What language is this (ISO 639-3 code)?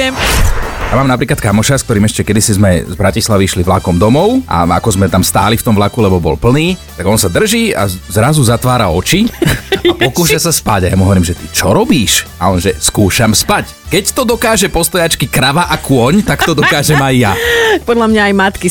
slk